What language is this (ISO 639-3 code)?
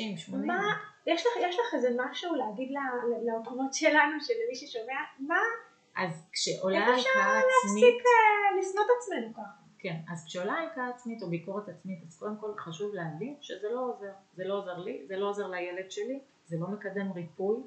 heb